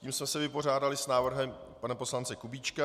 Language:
Czech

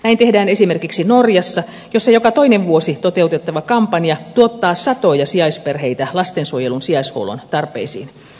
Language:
Finnish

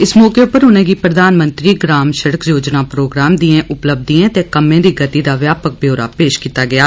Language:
Dogri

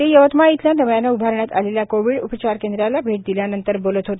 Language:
Marathi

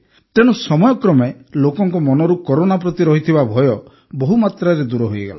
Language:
Odia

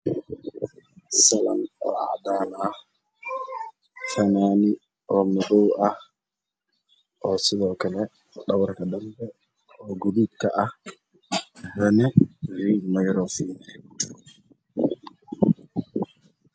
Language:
Somali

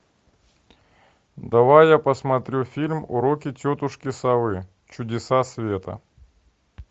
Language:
Russian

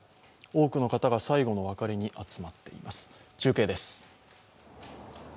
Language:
Japanese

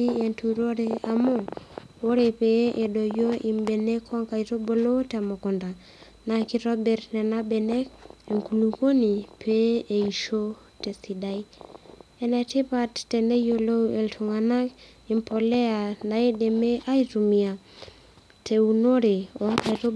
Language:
Masai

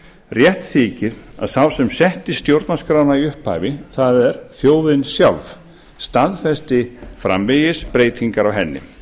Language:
Icelandic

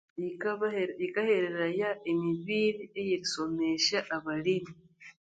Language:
Konzo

